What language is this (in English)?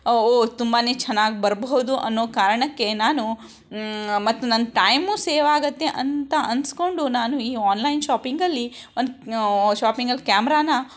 Kannada